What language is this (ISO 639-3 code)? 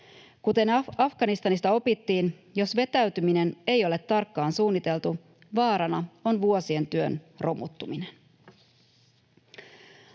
fin